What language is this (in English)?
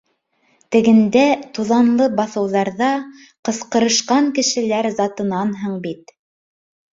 Bashkir